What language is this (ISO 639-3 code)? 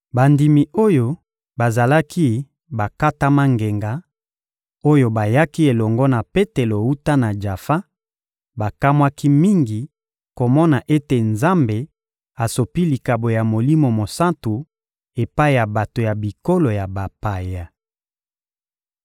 lin